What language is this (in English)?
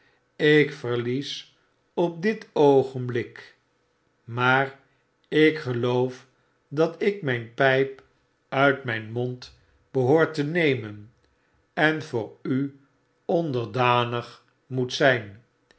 Dutch